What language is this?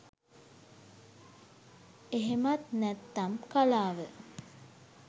Sinhala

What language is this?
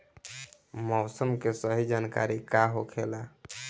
Bhojpuri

